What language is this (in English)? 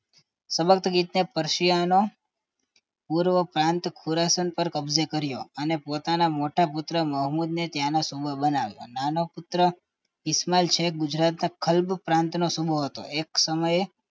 Gujarati